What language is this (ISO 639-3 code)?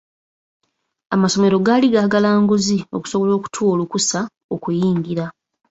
lug